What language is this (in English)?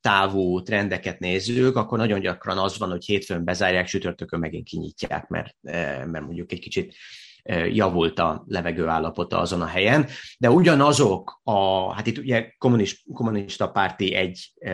Hungarian